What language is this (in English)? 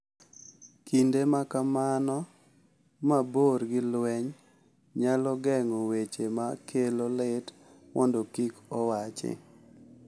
Luo (Kenya and Tanzania)